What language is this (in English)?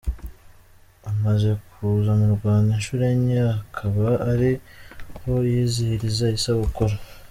Kinyarwanda